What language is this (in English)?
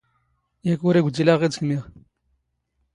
Standard Moroccan Tamazight